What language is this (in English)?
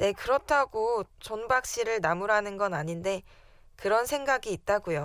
Korean